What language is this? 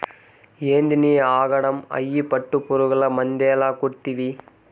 Telugu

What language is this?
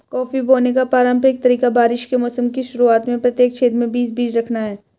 Hindi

